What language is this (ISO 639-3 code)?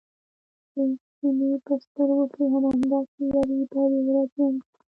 pus